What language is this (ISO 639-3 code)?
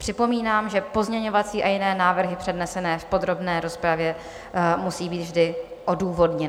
ces